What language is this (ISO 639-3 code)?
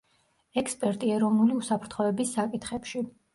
kat